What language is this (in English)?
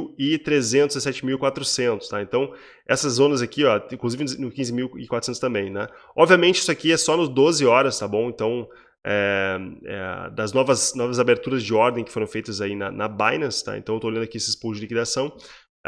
Portuguese